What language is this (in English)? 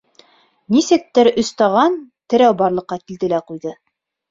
Bashkir